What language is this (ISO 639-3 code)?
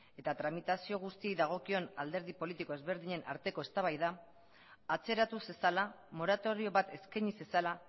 eus